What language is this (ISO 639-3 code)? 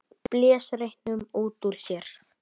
isl